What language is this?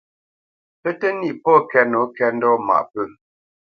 Bamenyam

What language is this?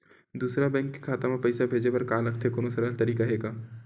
Chhattisgarhi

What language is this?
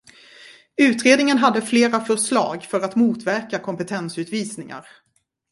Swedish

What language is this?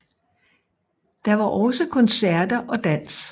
Danish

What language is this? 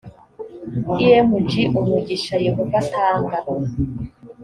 Kinyarwanda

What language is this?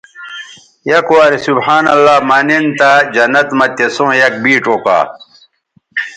Bateri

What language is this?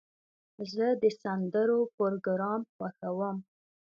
Pashto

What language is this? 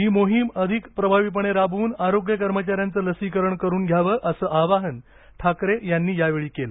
Marathi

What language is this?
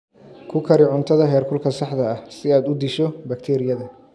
Somali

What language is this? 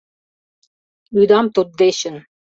Mari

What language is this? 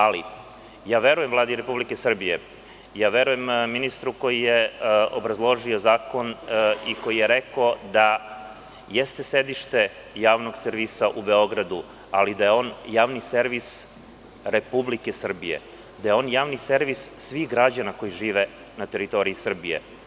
Serbian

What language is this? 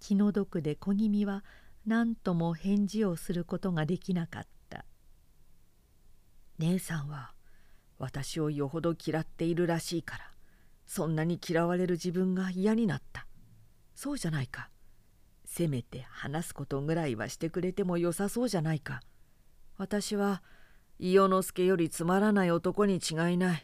Japanese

